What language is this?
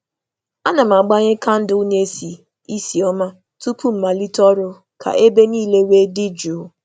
Igbo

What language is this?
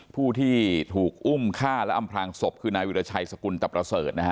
Thai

